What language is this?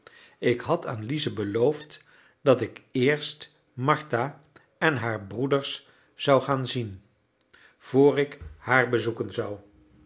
Dutch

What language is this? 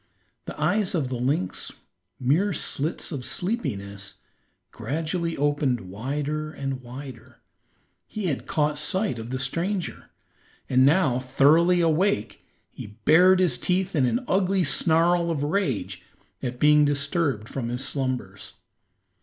English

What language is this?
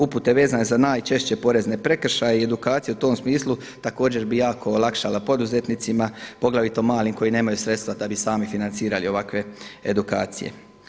Croatian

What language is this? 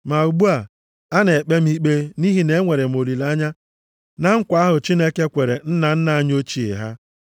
Igbo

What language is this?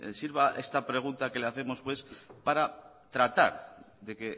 Spanish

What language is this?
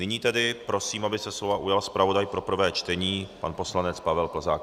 Czech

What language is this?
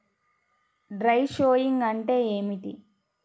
Telugu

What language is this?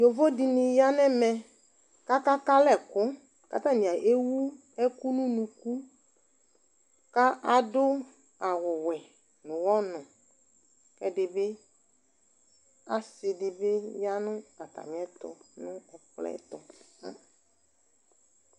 Ikposo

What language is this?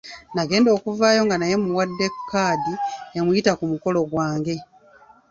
Ganda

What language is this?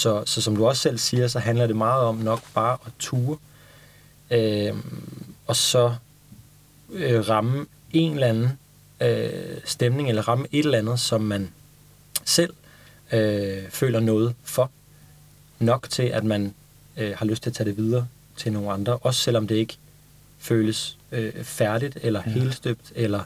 Danish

